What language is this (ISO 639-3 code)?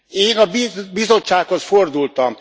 hun